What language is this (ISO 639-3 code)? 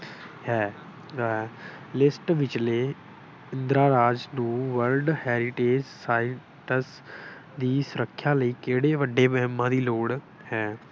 pan